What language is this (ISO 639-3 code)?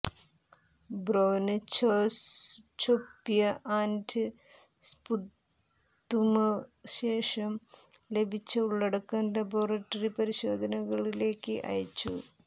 mal